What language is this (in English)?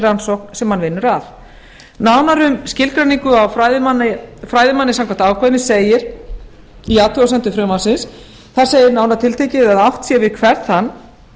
Icelandic